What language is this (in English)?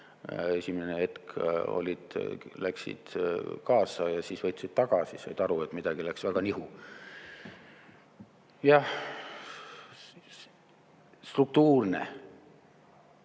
Estonian